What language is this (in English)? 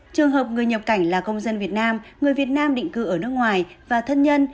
Vietnamese